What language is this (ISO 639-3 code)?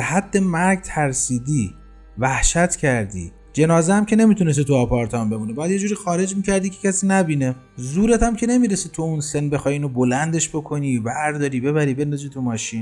fas